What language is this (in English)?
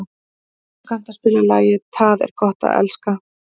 Icelandic